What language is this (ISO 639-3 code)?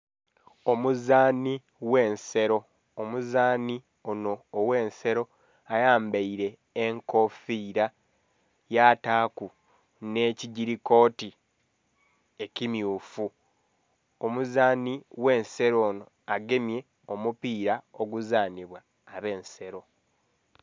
xog